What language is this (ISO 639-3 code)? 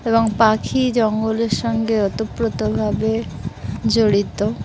ben